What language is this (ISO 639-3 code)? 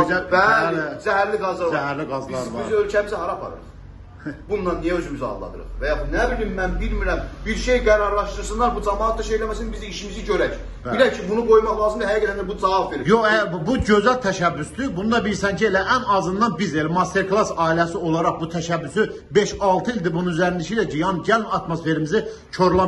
tur